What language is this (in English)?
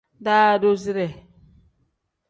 Tem